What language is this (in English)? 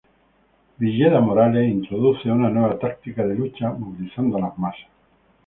Spanish